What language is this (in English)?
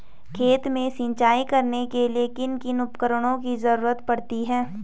Hindi